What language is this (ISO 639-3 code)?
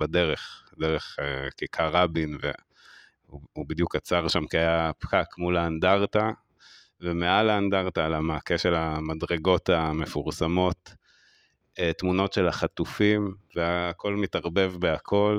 heb